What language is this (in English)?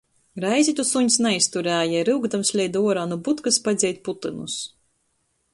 Latgalian